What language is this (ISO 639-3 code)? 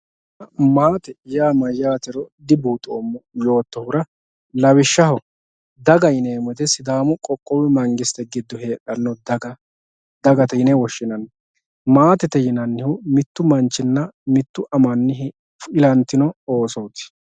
sid